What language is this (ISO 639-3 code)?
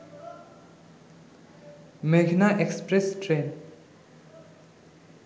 ben